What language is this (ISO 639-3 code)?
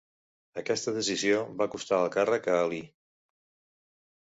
cat